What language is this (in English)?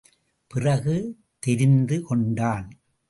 Tamil